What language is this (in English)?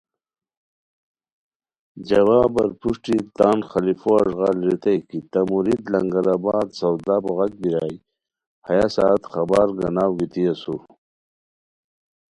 Khowar